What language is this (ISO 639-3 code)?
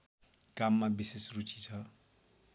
nep